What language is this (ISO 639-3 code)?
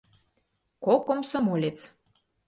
chm